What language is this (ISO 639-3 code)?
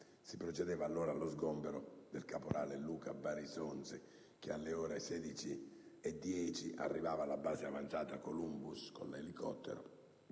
ita